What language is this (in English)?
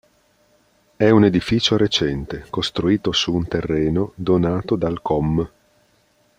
Italian